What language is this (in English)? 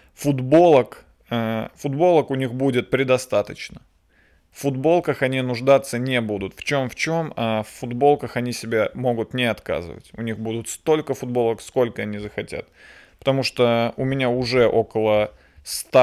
Russian